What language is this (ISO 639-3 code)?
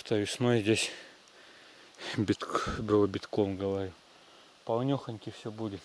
rus